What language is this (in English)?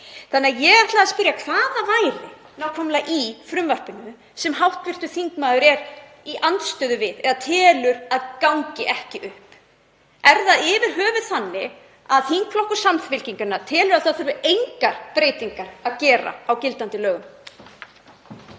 Icelandic